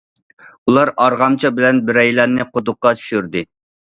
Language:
Uyghur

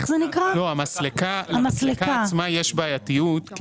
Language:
Hebrew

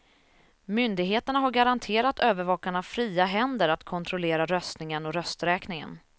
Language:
Swedish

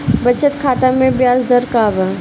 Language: Bhojpuri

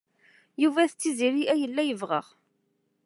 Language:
Kabyle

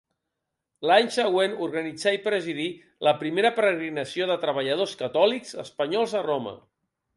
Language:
Catalan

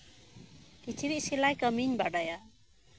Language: Santali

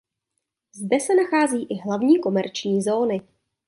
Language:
Czech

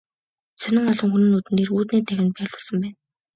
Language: Mongolian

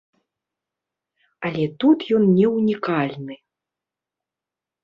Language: Belarusian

